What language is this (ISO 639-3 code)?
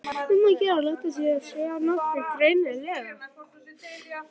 isl